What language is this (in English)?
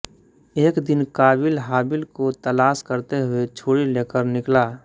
Hindi